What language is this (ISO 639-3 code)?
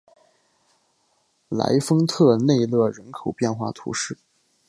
zho